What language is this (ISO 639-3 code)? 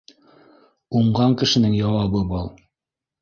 bak